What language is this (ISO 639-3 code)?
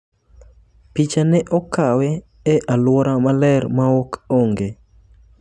luo